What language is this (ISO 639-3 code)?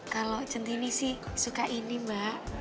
ind